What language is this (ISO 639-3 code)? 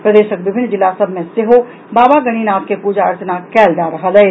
mai